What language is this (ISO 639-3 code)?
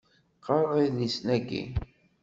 kab